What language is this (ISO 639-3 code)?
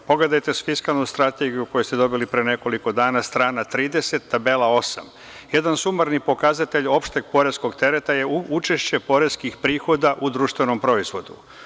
srp